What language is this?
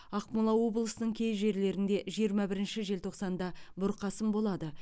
Kazakh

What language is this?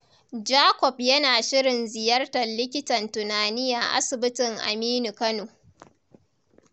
Hausa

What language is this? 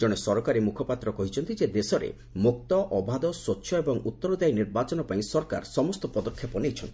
Odia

